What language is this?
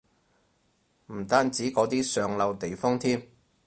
Cantonese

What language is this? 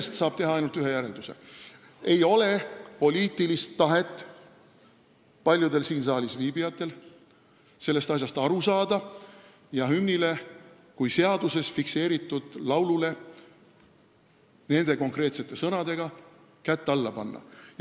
Estonian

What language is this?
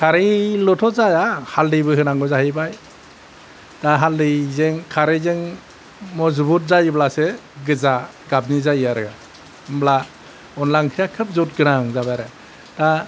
Bodo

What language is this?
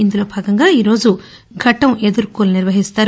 Telugu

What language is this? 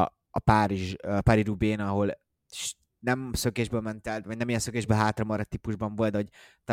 Hungarian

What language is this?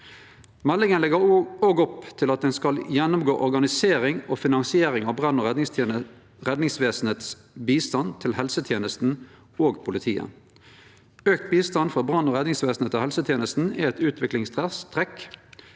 Norwegian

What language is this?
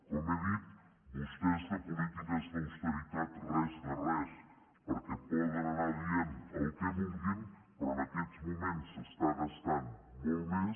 Catalan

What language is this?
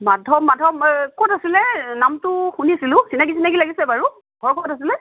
Assamese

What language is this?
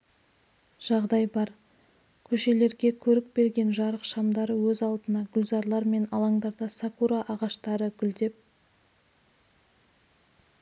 Kazakh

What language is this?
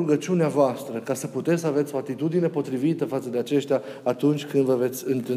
Romanian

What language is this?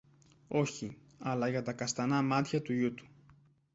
Greek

